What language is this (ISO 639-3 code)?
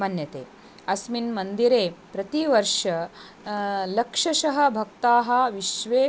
san